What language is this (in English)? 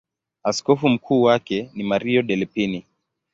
Swahili